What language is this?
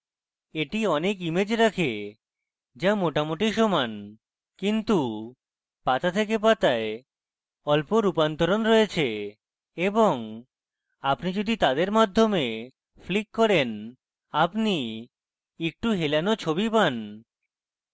Bangla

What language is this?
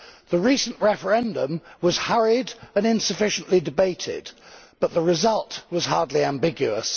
English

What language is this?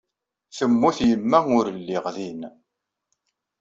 Kabyle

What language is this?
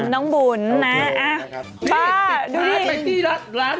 Thai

